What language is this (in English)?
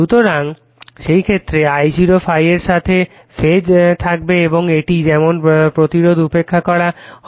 Bangla